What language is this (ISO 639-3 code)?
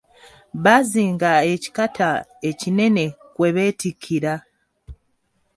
lug